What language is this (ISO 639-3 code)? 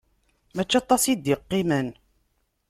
kab